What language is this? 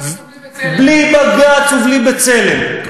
Hebrew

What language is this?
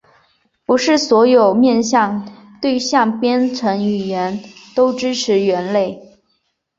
Chinese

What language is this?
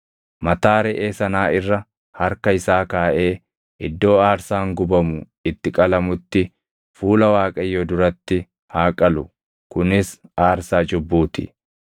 Oromo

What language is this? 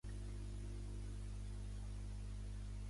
Catalan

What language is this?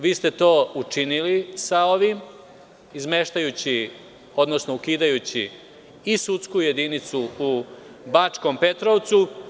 Serbian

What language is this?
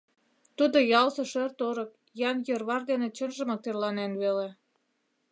Mari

